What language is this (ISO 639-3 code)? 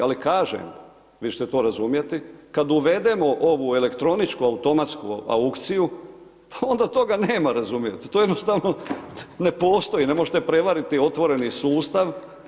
hrv